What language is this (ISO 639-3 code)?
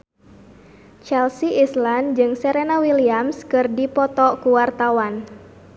sun